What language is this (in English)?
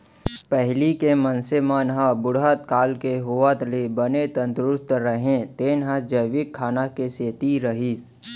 Chhattisgarhi